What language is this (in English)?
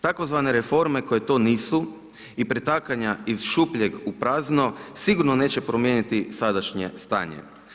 Croatian